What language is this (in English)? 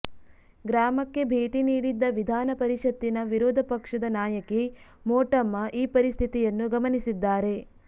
Kannada